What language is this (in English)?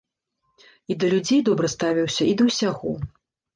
Belarusian